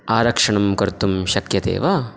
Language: Sanskrit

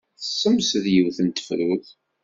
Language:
Kabyle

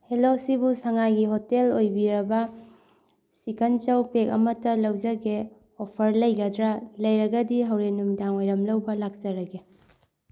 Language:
Manipuri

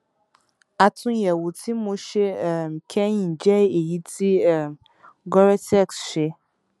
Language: Yoruba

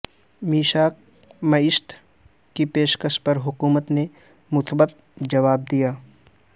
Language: Urdu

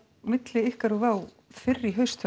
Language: Icelandic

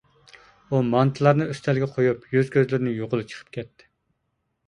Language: Uyghur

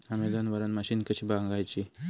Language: Marathi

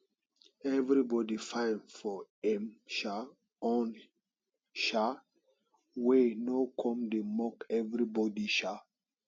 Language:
Nigerian Pidgin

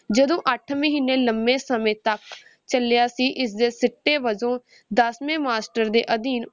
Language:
Punjabi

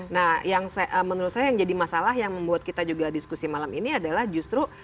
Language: Indonesian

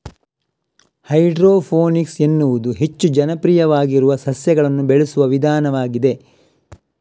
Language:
Kannada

